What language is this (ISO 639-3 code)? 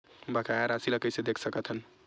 hne